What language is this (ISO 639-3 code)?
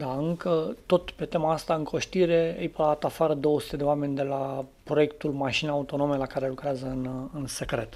ron